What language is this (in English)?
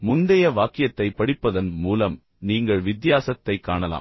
Tamil